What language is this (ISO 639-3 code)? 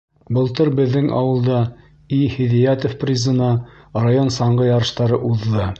bak